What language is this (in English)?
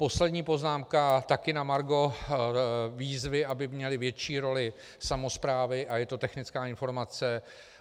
Czech